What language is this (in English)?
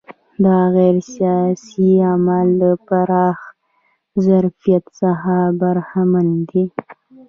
Pashto